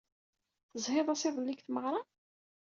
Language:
Kabyle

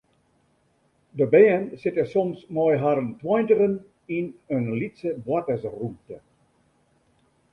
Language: Western Frisian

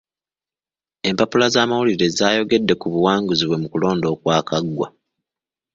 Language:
Ganda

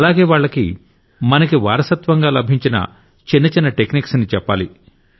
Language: Telugu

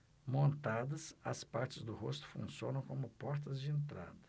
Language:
Portuguese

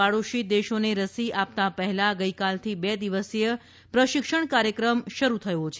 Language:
Gujarati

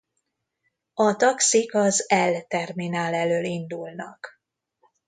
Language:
Hungarian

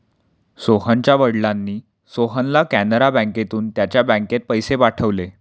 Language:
Marathi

